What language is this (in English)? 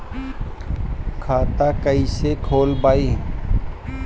Bhojpuri